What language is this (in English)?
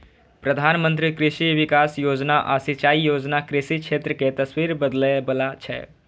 Maithili